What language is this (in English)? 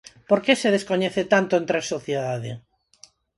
Galician